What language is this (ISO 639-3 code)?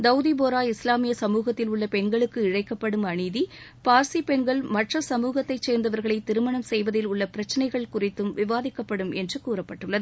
tam